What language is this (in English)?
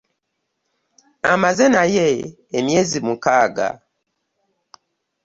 Ganda